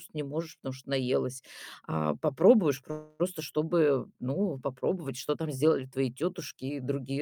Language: Russian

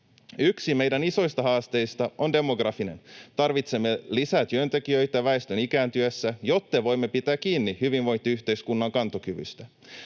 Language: Finnish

